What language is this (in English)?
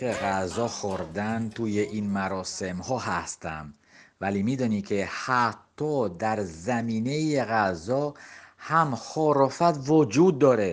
Persian